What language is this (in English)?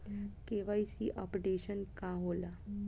Bhojpuri